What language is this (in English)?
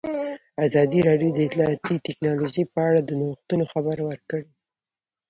Pashto